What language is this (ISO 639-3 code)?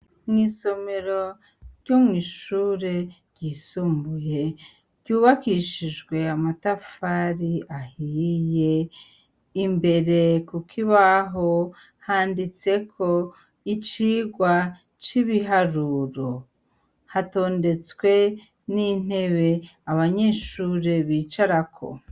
run